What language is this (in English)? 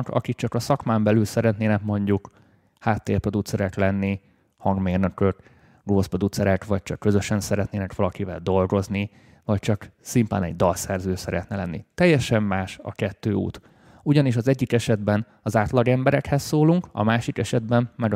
Hungarian